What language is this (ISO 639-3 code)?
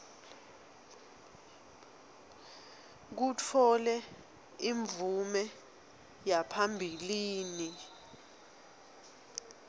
ssw